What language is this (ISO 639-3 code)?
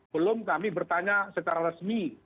ind